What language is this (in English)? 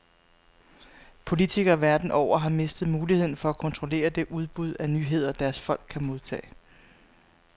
Danish